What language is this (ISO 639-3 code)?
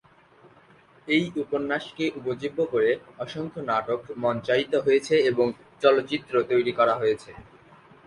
ben